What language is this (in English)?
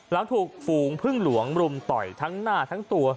Thai